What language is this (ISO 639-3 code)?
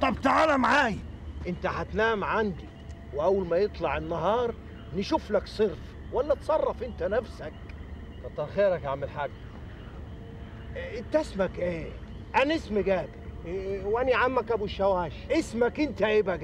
ara